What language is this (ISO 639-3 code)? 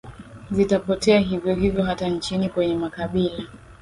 swa